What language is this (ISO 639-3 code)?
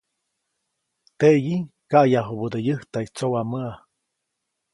zoc